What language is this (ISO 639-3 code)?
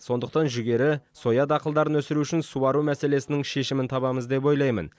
kaz